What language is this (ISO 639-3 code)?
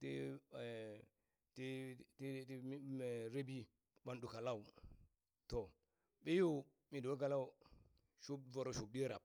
bys